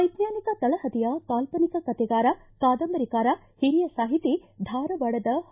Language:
Kannada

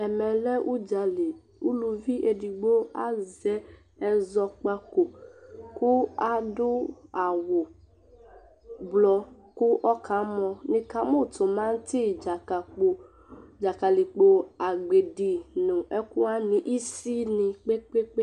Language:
Ikposo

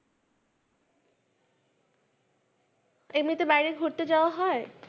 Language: Bangla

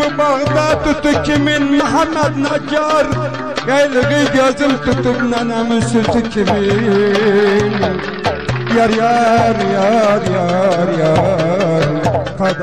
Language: Arabic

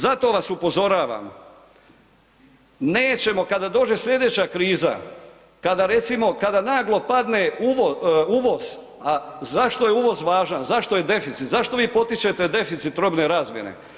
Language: Croatian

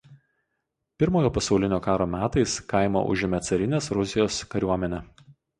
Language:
Lithuanian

